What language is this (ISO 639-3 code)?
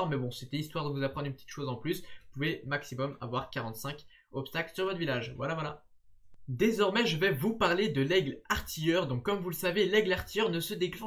fra